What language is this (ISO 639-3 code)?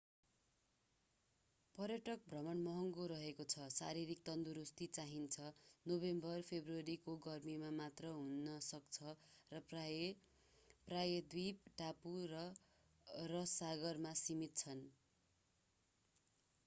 nep